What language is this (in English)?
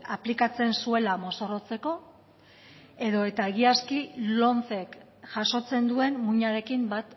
Basque